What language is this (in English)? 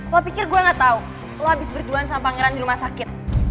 Indonesian